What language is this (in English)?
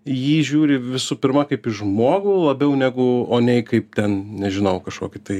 Lithuanian